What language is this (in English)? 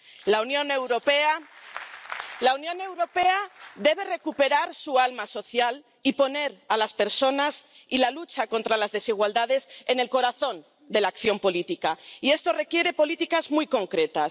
Spanish